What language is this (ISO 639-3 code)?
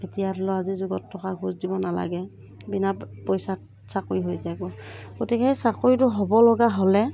asm